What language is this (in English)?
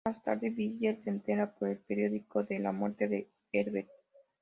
Spanish